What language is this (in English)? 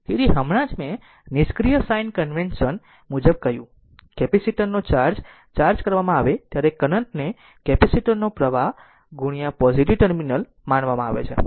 Gujarati